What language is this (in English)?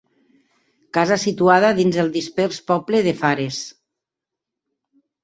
Catalan